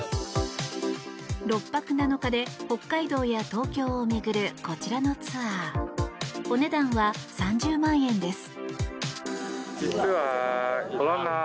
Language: Japanese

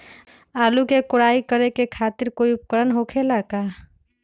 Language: Magahi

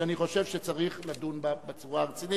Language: Hebrew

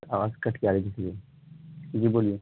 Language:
Urdu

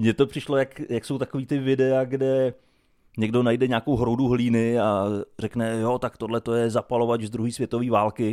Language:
Czech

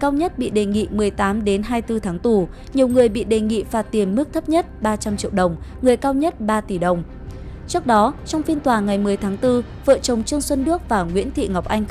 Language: Vietnamese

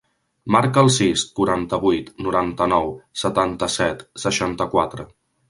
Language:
Catalan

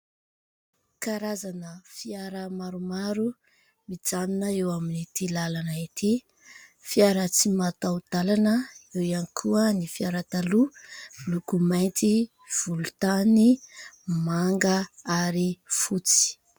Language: Malagasy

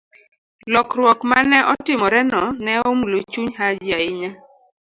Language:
Luo (Kenya and Tanzania)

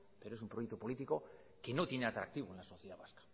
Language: Spanish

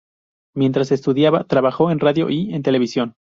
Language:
Spanish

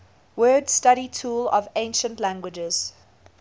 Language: English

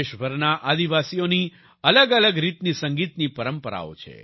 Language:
Gujarati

